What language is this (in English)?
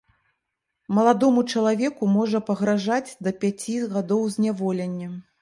Belarusian